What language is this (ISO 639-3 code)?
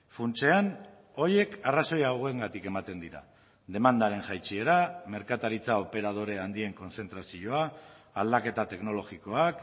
eus